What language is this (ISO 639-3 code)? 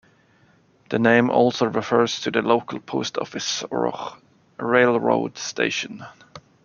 eng